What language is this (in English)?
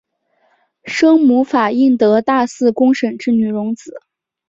Chinese